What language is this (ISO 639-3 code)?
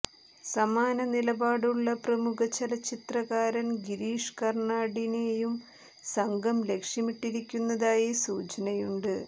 mal